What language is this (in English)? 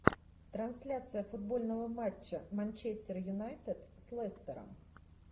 Russian